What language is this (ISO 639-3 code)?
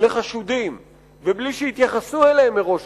heb